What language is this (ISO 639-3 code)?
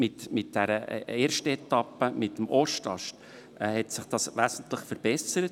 gsw